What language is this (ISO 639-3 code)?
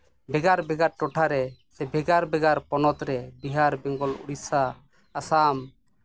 sat